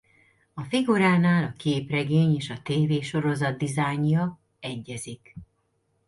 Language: Hungarian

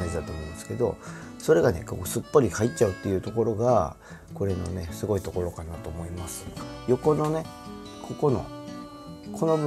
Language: Japanese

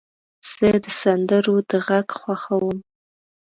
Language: Pashto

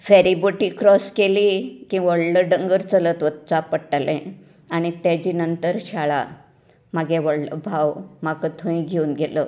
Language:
Konkani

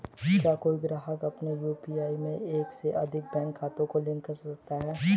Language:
Hindi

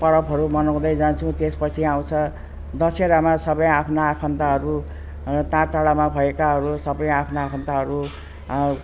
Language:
Nepali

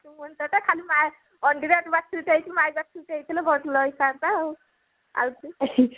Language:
Odia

